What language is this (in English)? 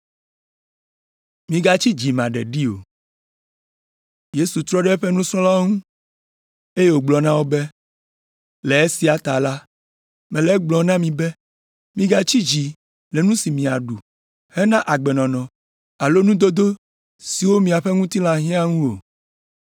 Ewe